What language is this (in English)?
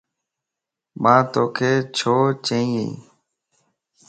Lasi